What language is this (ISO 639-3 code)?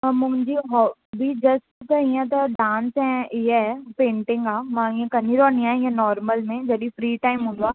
snd